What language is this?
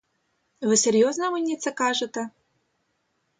Ukrainian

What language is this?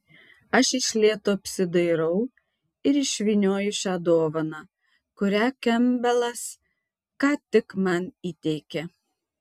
Lithuanian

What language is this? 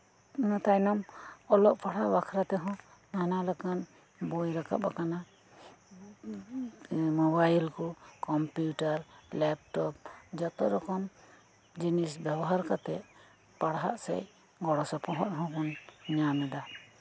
Santali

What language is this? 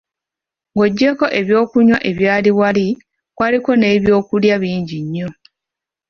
Ganda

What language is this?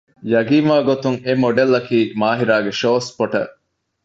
Divehi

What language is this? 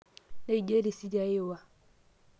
Masai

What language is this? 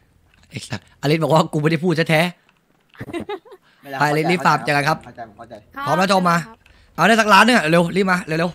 Thai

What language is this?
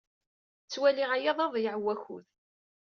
Kabyle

